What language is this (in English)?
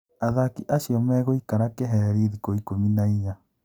Kikuyu